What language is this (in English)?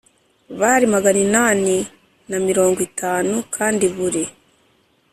Kinyarwanda